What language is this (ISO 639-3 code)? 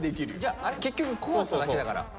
jpn